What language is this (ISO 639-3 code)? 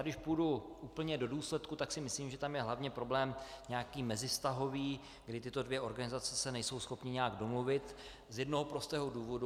ces